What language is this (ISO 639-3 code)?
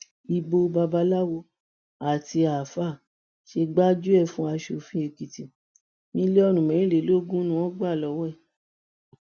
yor